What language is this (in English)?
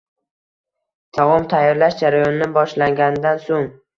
Uzbek